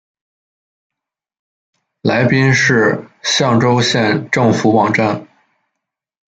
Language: Chinese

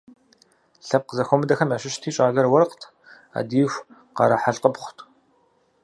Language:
Kabardian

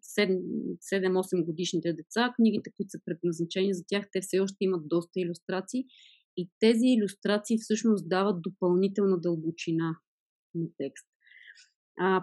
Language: Bulgarian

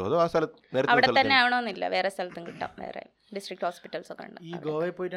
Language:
Malayalam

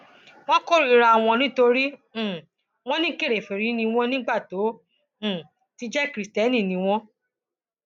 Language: Yoruba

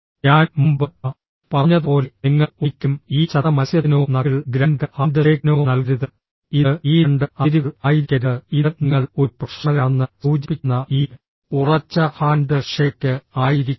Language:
Malayalam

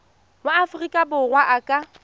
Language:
Tswana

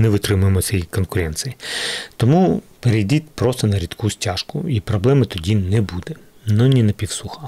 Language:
Ukrainian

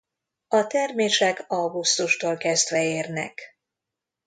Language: Hungarian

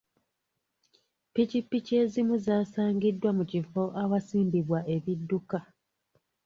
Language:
Ganda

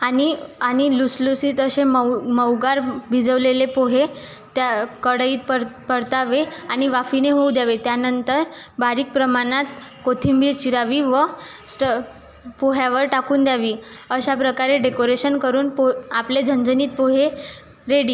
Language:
Marathi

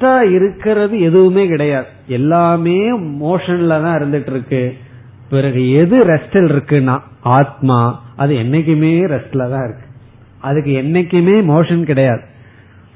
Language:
Tamil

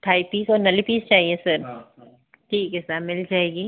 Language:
Hindi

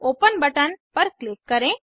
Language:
Hindi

